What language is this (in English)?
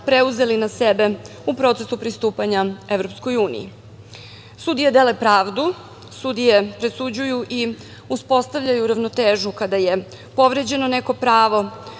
Serbian